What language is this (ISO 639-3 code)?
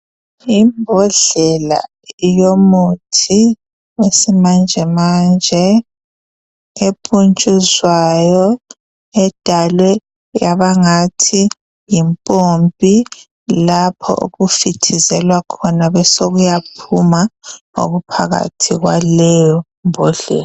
nde